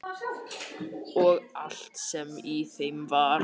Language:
Icelandic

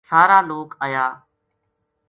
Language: Gujari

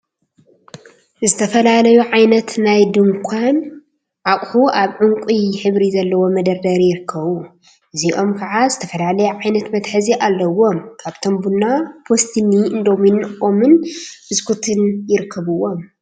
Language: Tigrinya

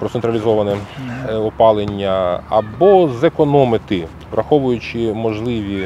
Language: Ukrainian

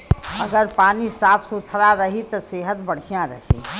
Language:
Bhojpuri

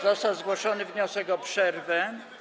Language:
Polish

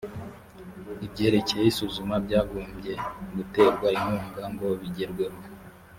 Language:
Kinyarwanda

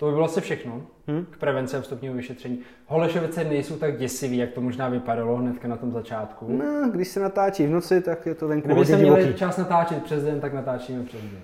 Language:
Czech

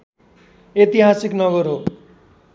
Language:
Nepali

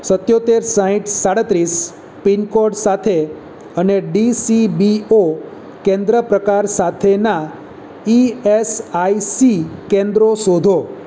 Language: Gujarati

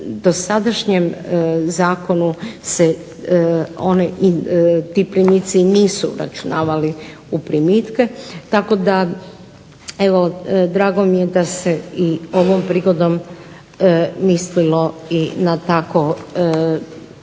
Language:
Croatian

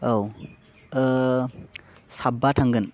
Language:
Bodo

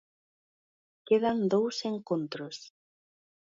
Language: Galician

